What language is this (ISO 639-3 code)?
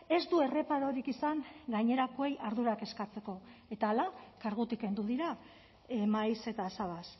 eus